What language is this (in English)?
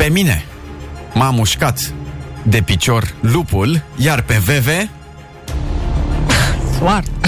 Romanian